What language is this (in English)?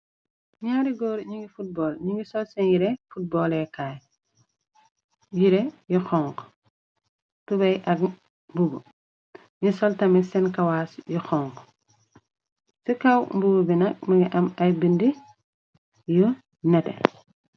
Wolof